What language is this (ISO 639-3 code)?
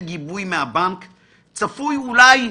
heb